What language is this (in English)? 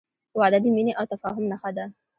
Pashto